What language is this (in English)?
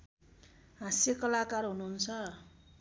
Nepali